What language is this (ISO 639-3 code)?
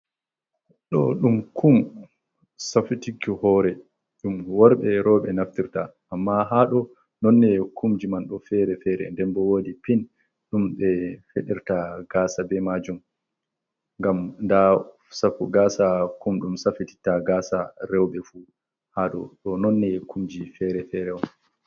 ful